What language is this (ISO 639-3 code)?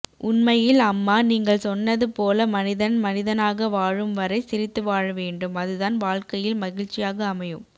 tam